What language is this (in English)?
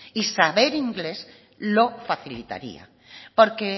Spanish